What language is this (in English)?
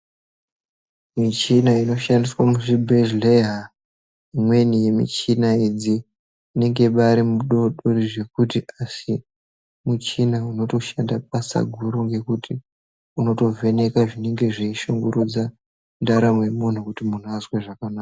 Ndau